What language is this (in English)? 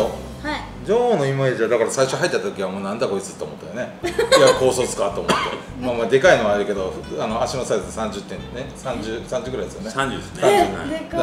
Japanese